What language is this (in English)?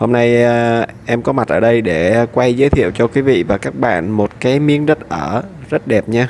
Vietnamese